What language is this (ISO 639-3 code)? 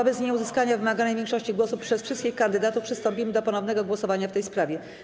pol